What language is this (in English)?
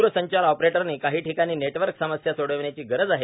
Marathi